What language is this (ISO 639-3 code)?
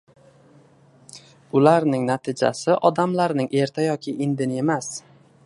uzb